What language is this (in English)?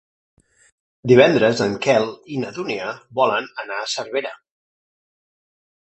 Catalan